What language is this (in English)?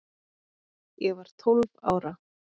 Icelandic